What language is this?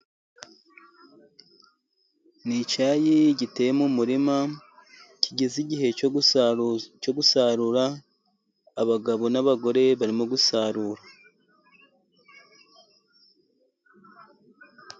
Kinyarwanda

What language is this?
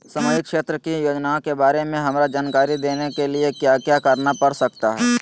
Magahi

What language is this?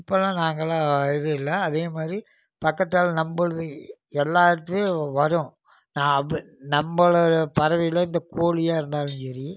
Tamil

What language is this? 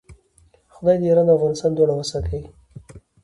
Pashto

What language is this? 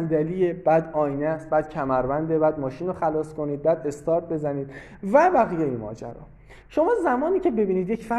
Persian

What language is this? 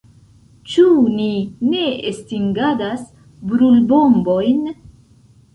Esperanto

